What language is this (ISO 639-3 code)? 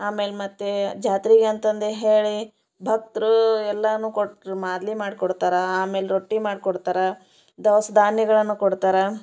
kan